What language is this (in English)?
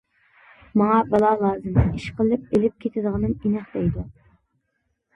Uyghur